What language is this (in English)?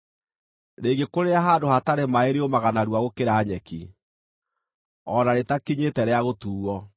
Kikuyu